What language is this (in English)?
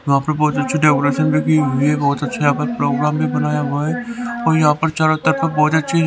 Hindi